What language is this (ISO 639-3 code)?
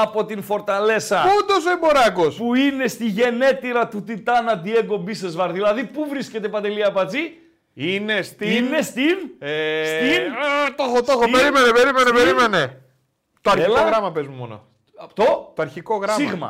ell